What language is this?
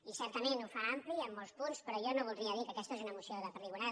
Catalan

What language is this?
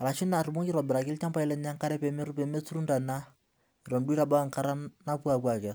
Masai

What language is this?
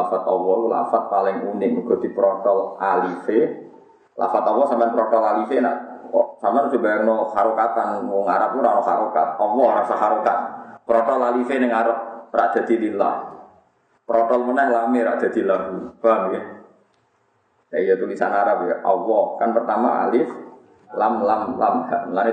Indonesian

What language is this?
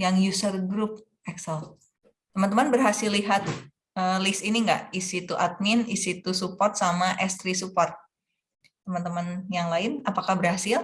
Indonesian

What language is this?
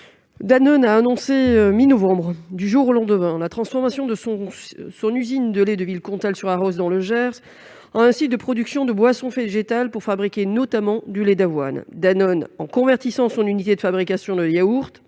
French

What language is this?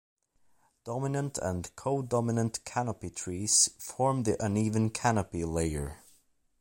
English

